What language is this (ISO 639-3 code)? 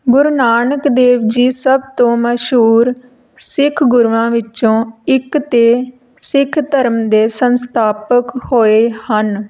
pan